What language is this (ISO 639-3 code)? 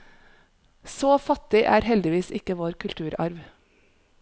nor